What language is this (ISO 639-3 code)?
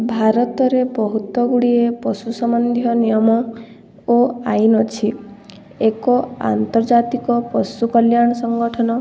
ori